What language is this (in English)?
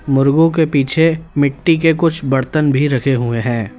Hindi